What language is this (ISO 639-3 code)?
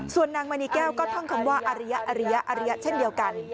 tha